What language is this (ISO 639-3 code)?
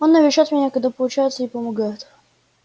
rus